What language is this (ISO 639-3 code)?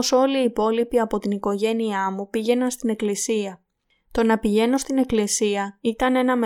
ell